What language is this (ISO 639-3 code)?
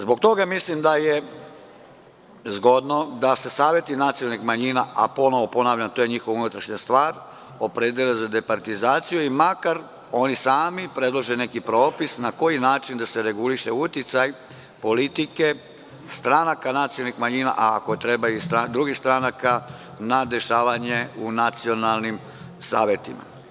srp